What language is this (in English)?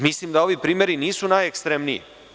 Serbian